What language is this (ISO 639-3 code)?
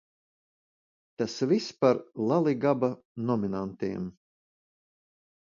lav